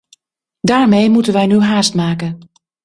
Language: Dutch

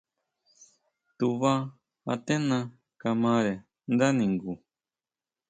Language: Huautla Mazatec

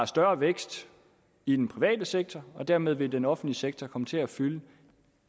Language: Danish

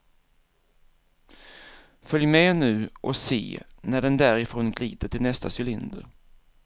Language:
Swedish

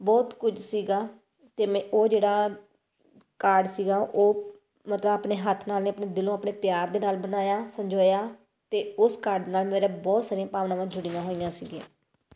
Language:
Punjabi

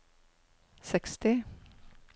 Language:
Norwegian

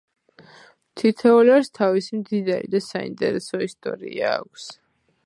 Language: Georgian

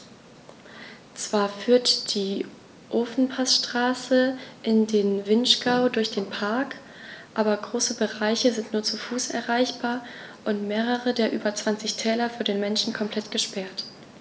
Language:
German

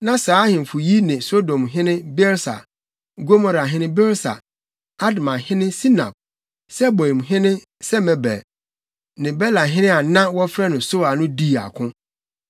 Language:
Akan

